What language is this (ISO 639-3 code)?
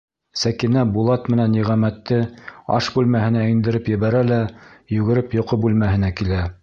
bak